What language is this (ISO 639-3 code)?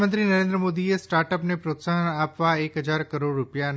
guj